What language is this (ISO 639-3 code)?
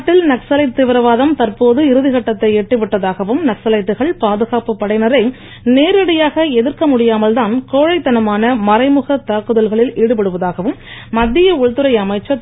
tam